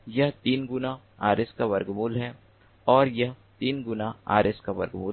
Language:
Hindi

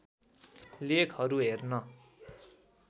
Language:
Nepali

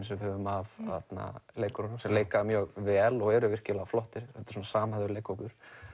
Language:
Icelandic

